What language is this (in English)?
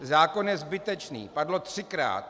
Czech